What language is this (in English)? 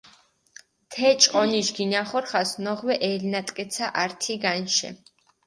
Mingrelian